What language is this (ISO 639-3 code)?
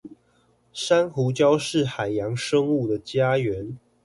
zho